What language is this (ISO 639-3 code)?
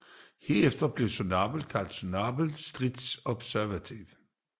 dan